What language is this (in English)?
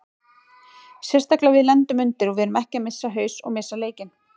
Icelandic